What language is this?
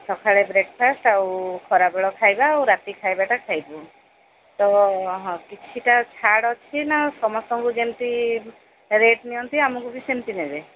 Odia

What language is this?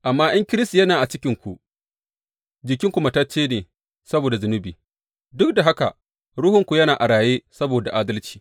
Hausa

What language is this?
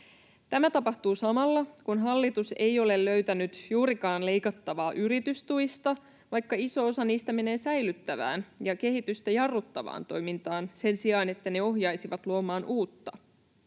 Finnish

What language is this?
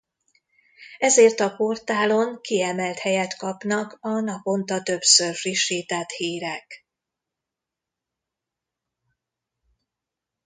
Hungarian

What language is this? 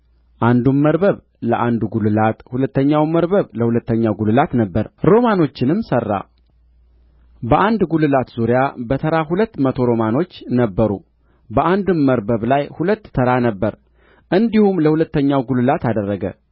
Amharic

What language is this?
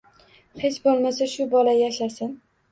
Uzbek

